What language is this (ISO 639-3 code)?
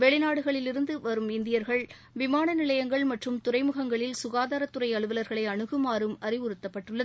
tam